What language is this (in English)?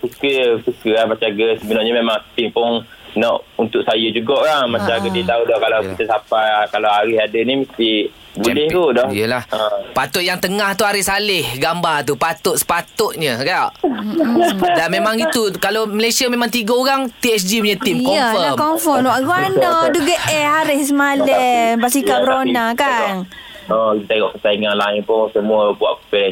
Malay